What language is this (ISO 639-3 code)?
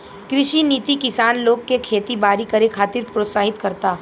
bho